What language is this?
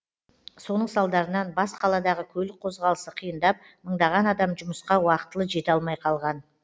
Kazakh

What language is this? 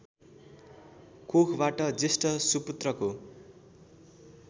Nepali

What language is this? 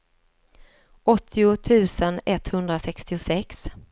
Swedish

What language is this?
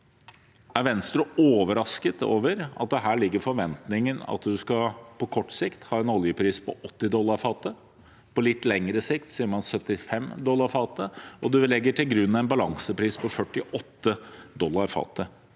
Norwegian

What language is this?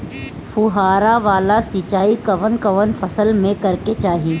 Bhojpuri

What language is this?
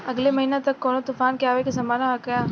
Bhojpuri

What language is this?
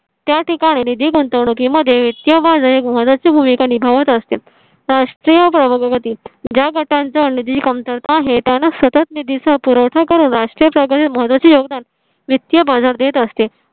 Marathi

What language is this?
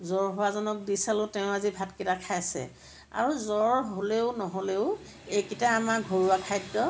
Assamese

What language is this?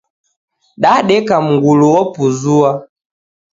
Taita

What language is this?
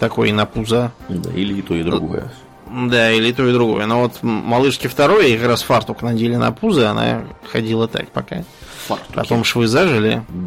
Russian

